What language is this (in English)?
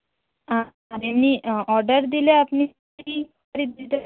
Bangla